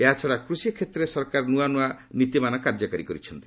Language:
Odia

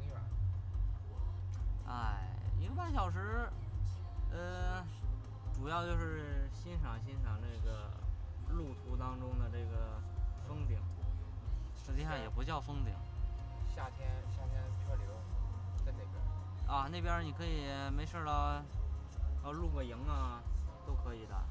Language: Chinese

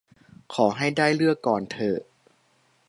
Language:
Thai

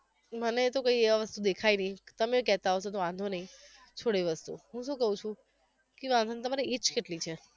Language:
Gujarati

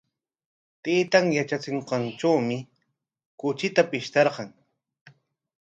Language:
Corongo Ancash Quechua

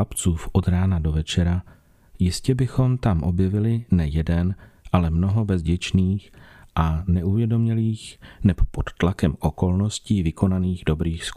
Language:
Czech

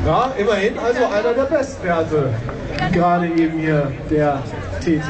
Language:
German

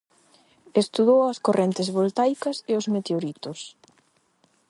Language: Galician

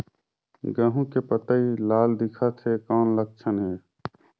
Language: Chhattisgarhi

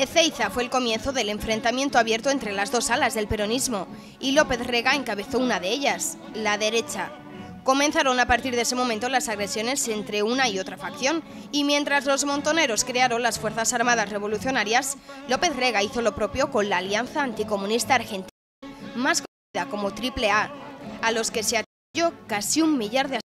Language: Spanish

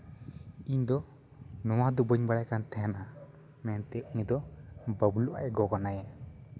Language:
Santali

